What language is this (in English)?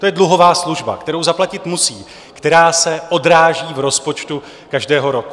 Czech